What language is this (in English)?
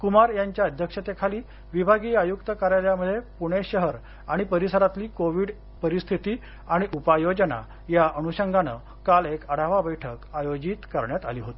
Marathi